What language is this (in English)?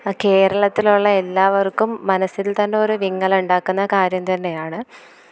Malayalam